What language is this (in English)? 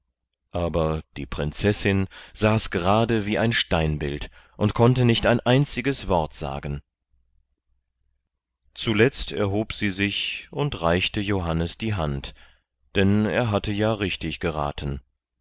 German